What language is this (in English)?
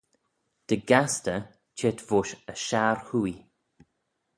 Manx